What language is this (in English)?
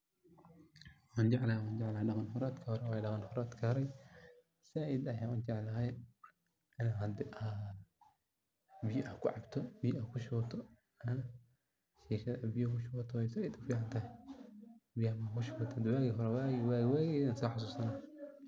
Somali